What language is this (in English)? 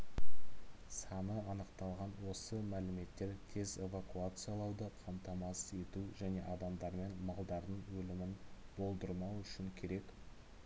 Kazakh